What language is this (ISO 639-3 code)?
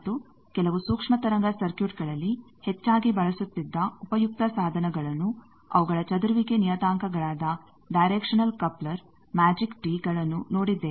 kan